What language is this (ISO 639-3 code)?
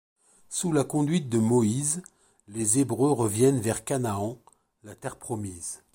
fra